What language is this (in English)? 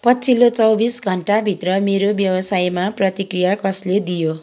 Nepali